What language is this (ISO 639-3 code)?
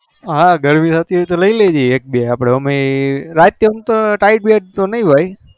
guj